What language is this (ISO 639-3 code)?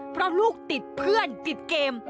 tha